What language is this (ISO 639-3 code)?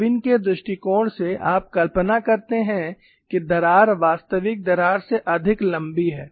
hin